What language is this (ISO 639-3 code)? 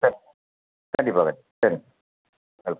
tam